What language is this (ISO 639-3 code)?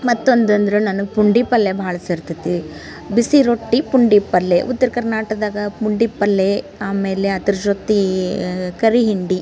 kan